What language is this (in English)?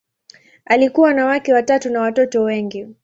Swahili